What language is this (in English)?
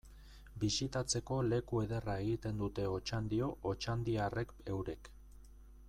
Basque